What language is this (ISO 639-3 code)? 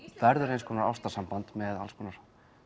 isl